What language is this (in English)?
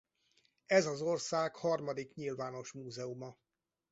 Hungarian